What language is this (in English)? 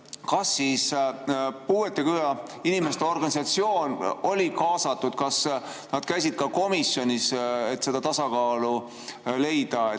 Estonian